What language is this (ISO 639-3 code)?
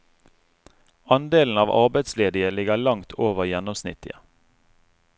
nor